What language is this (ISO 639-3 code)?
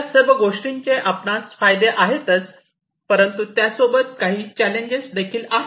mar